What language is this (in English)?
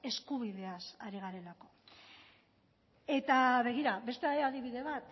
Basque